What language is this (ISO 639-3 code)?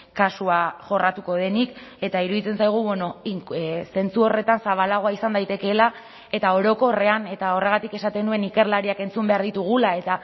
eus